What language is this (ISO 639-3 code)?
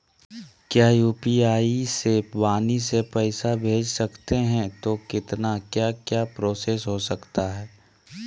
mag